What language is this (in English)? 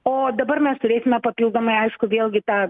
Lithuanian